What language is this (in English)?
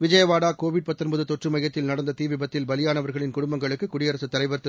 Tamil